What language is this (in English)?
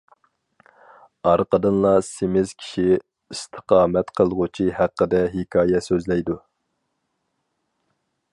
Uyghur